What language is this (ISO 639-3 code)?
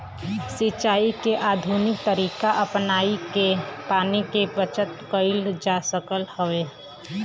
bho